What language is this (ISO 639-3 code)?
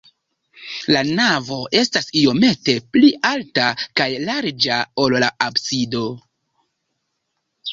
epo